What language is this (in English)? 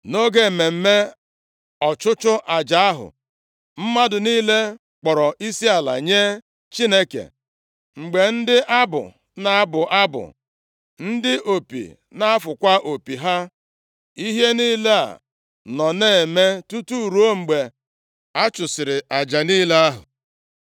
Igbo